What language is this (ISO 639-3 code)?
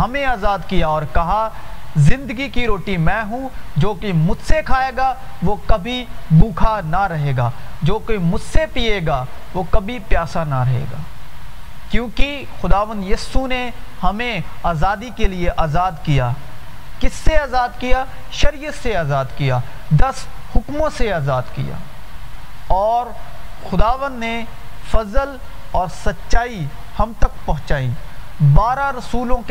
urd